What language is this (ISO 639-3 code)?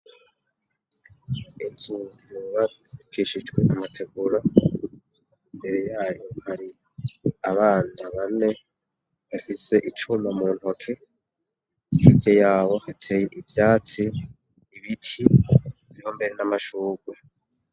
run